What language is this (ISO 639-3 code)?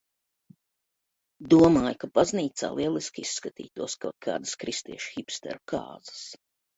lav